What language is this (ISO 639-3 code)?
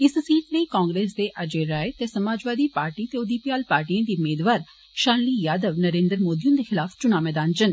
doi